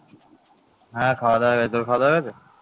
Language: Bangla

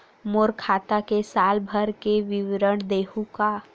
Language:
Chhattisgarhi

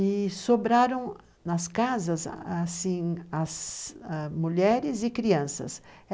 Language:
Portuguese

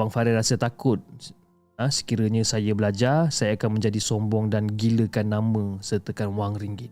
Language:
Malay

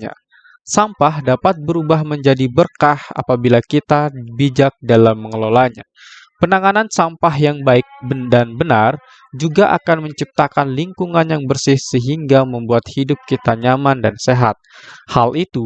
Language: Indonesian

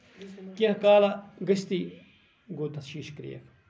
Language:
Kashmiri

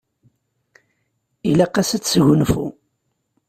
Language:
Kabyle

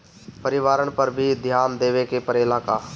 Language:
Bhojpuri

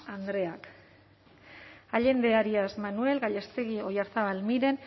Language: Basque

